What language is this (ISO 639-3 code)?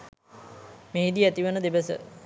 sin